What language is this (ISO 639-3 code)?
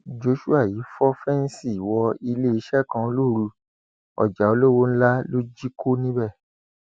yor